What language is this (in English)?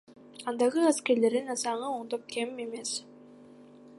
Kyrgyz